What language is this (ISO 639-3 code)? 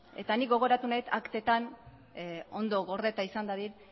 eus